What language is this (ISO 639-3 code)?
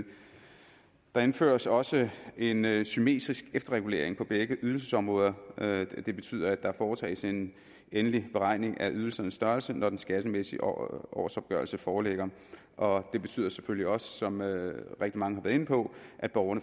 dan